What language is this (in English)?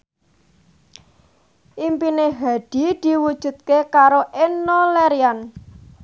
Javanese